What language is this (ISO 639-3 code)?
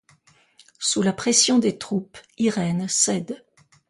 fra